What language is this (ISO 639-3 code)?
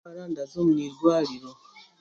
cgg